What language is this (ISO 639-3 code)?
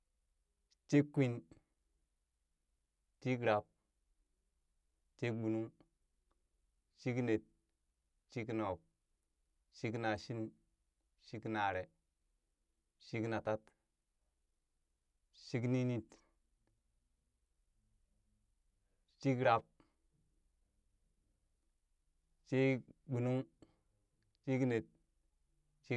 bys